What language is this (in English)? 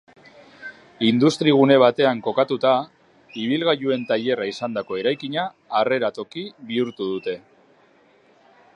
Basque